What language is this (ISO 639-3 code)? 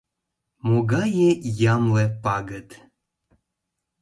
chm